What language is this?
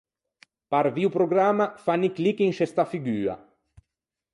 Ligurian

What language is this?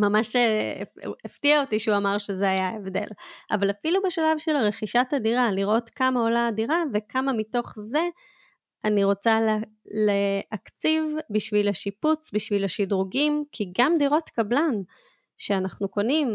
Hebrew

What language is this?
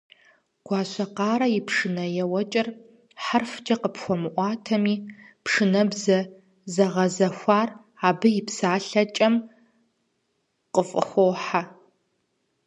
Kabardian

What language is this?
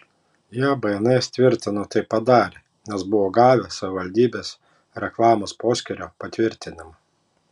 Lithuanian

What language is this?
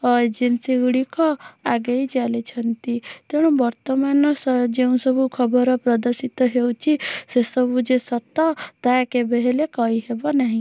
Odia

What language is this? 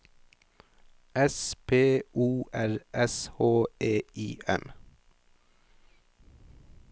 Norwegian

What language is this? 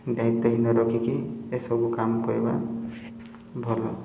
Odia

